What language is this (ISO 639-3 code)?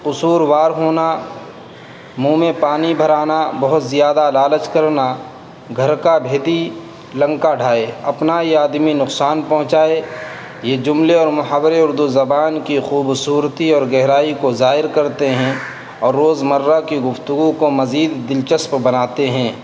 urd